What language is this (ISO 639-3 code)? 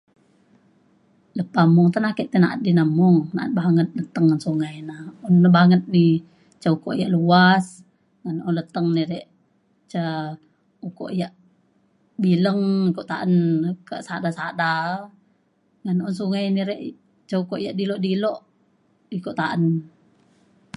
xkl